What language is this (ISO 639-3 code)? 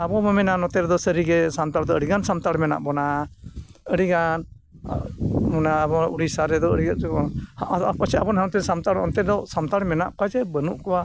sat